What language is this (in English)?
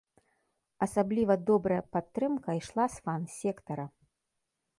Belarusian